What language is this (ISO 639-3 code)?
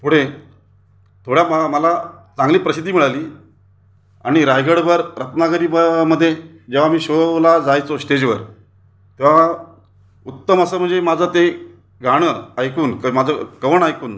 mar